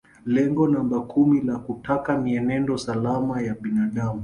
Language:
Swahili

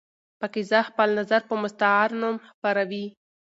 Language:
Pashto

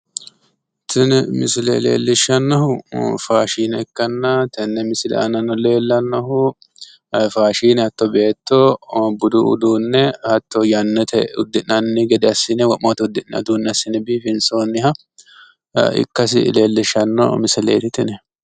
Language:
Sidamo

